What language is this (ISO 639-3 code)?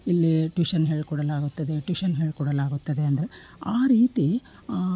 kan